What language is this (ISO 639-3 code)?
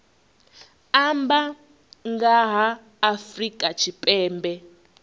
ven